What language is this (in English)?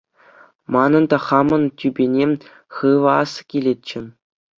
Chuvash